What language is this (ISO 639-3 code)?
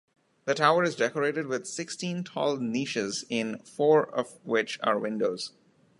eng